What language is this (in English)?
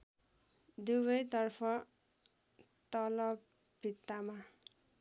Nepali